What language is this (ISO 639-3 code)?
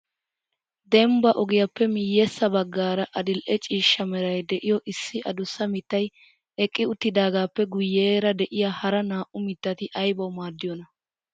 wal